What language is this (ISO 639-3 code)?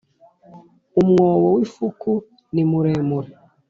kin